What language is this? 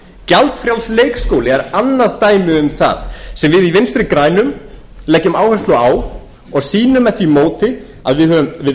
Icelandic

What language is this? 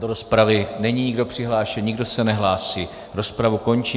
Czech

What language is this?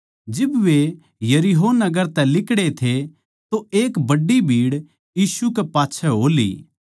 Haryanvi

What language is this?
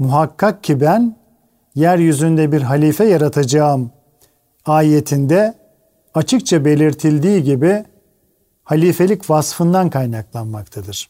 Turkish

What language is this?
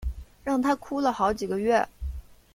Chinese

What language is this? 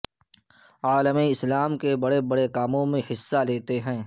Urdu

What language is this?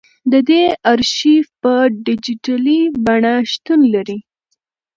Pashto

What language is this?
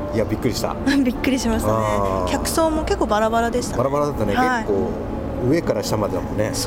Japanese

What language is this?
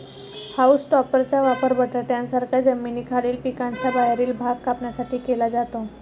Marathi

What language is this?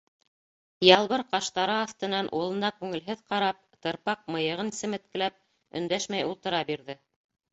Bashkir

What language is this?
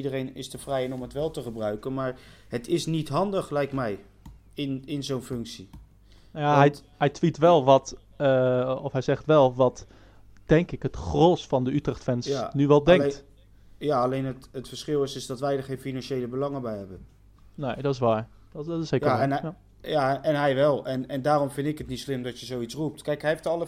Dutch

